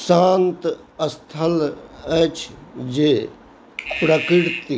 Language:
Maithili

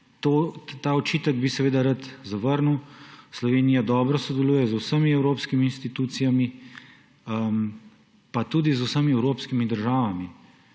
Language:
Slovenian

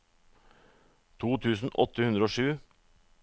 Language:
Norwegian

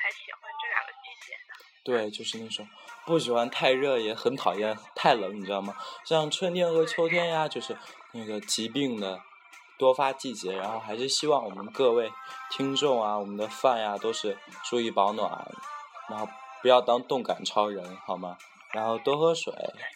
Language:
Chinese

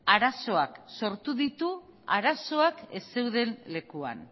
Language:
Basque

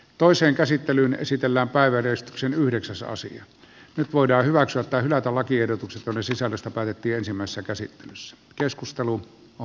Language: Finnish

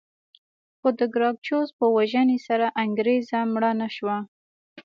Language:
Pashto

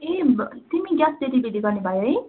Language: Nepali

